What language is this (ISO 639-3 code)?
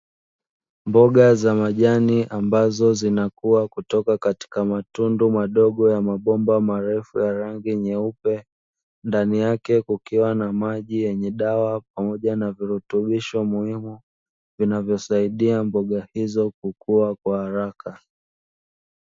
swa